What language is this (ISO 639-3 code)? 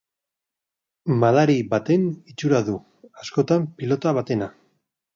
eus